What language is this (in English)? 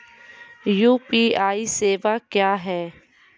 Maithili